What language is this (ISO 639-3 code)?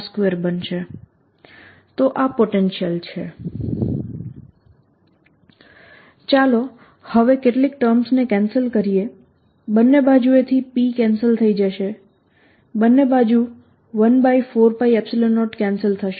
guj